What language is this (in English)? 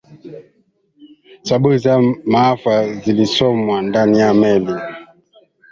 Swahili